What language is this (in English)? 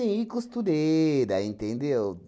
Portuguese